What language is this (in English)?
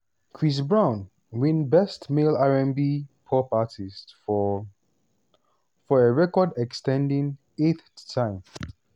Nigerian Pidgin